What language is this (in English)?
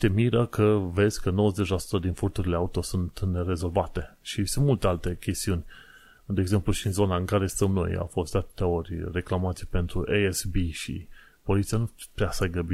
Romanian